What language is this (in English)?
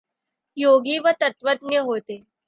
Marathi